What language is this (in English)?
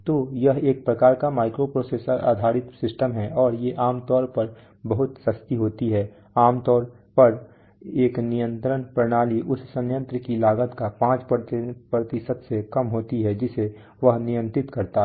Hindi